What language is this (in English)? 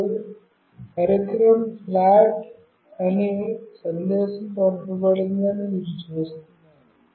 Telugu